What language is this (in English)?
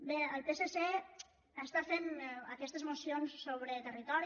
Catalan